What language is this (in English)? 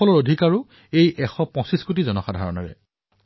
Assamese